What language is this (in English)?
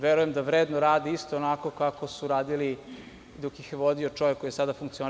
Serbian